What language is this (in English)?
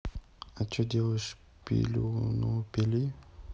Russian